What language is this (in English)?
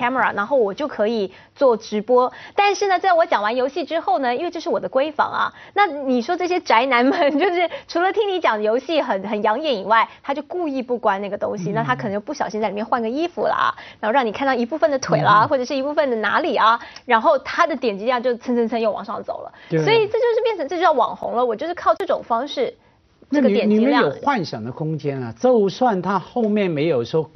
Chinese